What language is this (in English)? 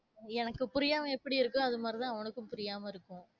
Tamil